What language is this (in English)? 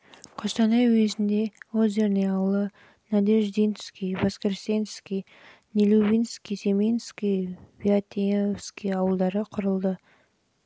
Kazakh